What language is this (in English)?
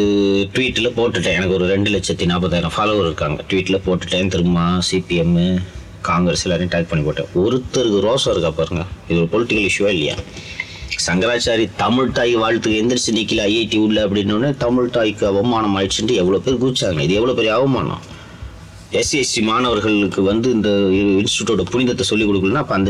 Tamil